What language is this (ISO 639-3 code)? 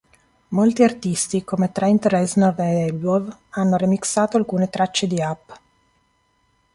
ita